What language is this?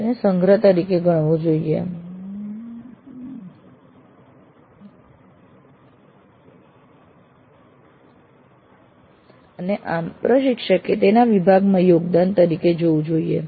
Gujarati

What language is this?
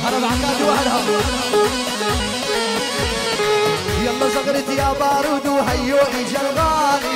Arabic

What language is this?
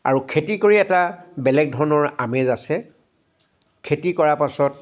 Assamese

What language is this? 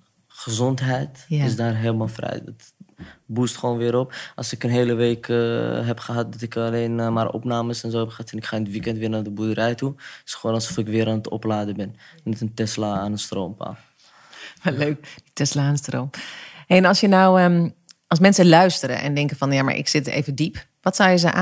Dutch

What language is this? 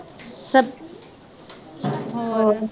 Punjabi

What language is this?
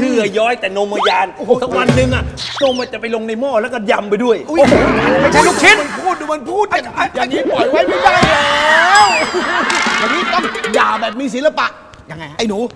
Thai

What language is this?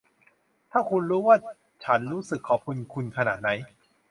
Thai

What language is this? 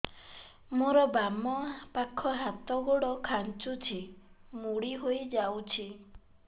Odia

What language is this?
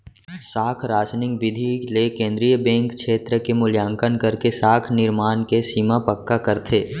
Chhattisgarhi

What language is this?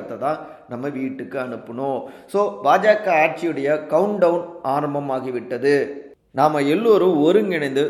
Tamil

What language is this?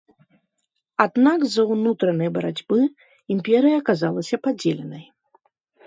Belarusian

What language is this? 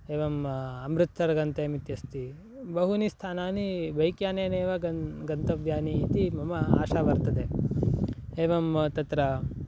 Sanskrit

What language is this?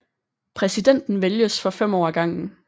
Danish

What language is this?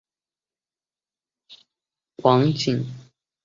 Chinese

